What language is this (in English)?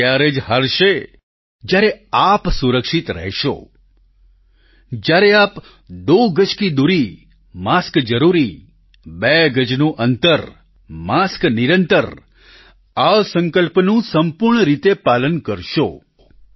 Gujarati